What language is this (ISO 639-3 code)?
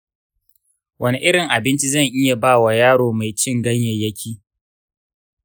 hau